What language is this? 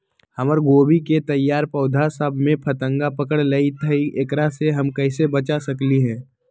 Magahi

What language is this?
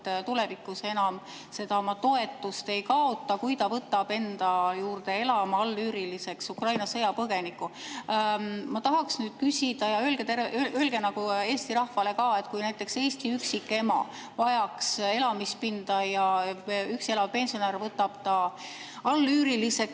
Estonian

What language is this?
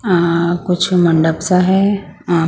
Hindi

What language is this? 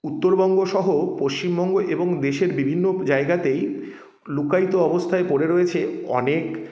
Bangla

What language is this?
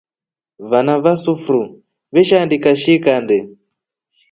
Rombo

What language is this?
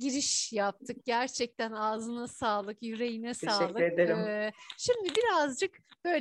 Turkish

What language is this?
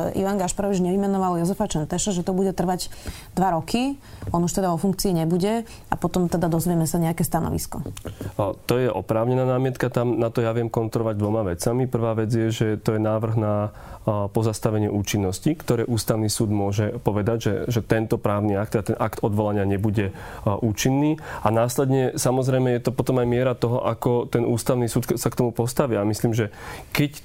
Slovak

